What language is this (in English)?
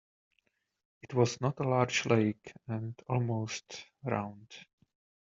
English